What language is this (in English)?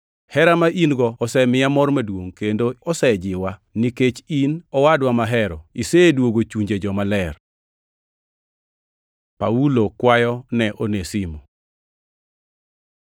Luo (Kenya and Tanzania)